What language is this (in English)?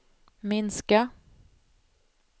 Swedish